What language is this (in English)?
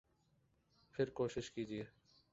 Urdu